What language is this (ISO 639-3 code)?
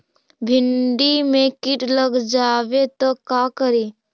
mag